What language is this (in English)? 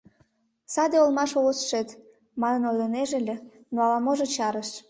Mari